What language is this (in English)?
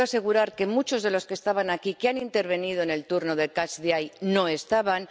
Spanish